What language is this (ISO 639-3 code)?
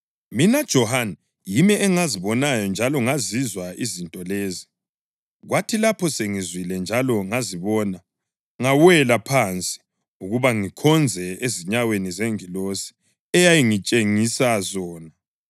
nde